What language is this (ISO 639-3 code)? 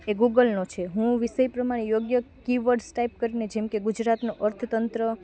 guj